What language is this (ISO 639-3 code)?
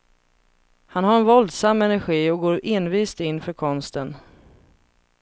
swe